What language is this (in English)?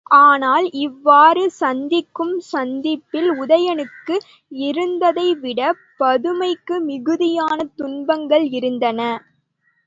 Tamil